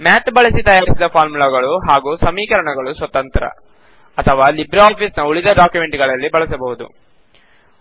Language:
Kannada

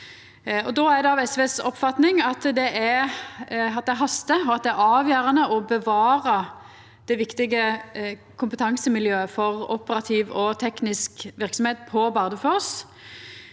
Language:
Norwegian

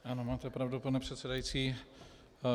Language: Czech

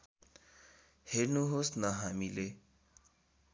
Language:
Nepali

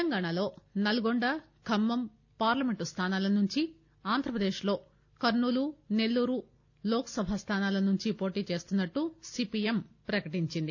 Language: Telugu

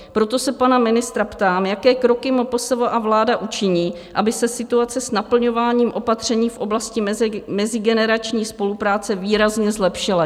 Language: Czech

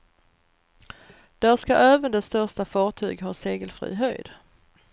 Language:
Swedish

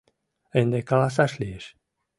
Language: Mari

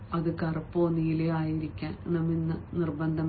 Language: Malayalam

